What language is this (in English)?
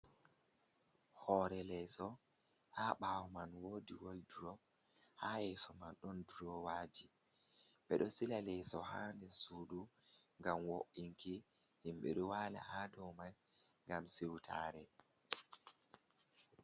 Fula